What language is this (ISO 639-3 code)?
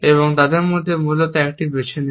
ben